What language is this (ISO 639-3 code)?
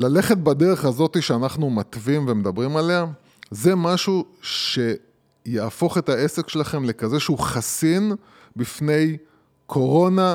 heb